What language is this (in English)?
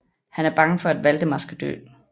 Danish